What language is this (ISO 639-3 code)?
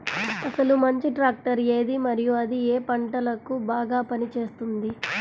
tel